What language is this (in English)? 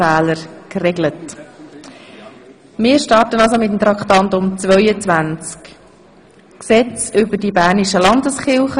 Swiss German